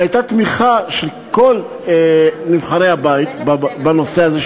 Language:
Hebrew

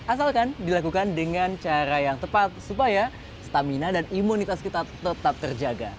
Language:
Indonesian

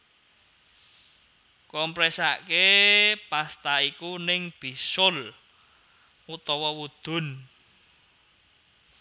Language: Javanese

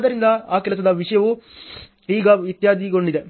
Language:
Kannada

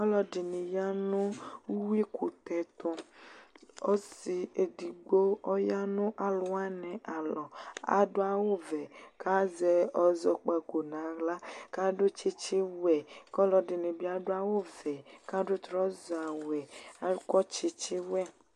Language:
Ikposo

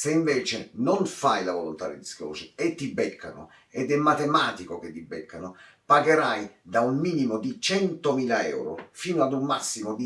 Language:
Italian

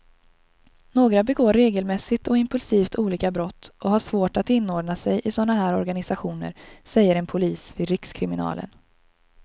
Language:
Swedish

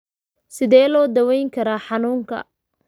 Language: Somali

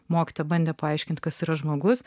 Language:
Lithuanian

